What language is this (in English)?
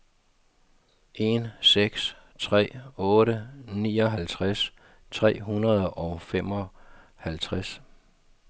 Danish